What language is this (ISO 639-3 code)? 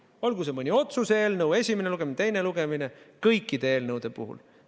est